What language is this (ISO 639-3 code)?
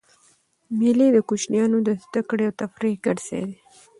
pus